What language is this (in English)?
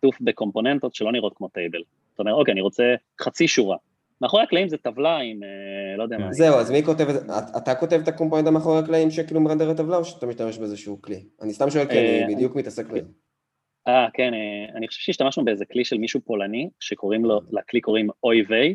Hebrew